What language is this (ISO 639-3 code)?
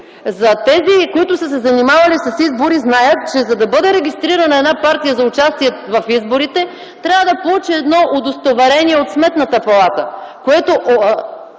bul